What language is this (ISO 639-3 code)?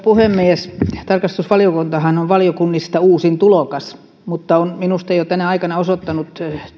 fin